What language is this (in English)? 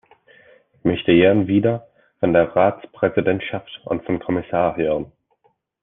German